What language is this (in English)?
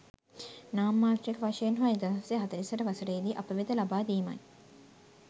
Sinhala